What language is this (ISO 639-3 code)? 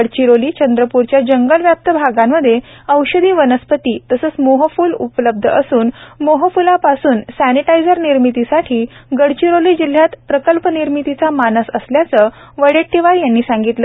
mar